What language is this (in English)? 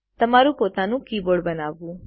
Gujarati